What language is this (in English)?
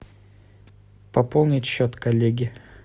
Russian